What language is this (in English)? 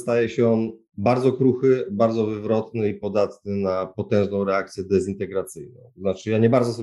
Polish